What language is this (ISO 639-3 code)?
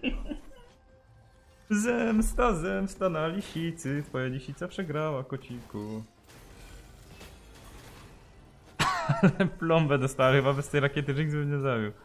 pol